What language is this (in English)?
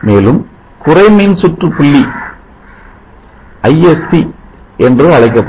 Tamil